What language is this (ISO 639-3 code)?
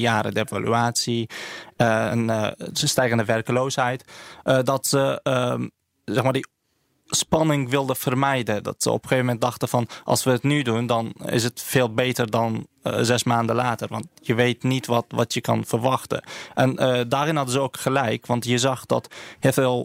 nld